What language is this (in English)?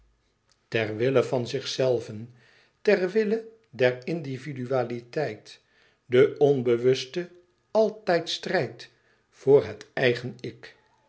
Dutch